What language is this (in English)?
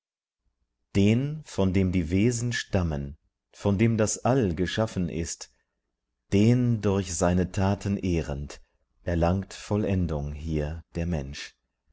German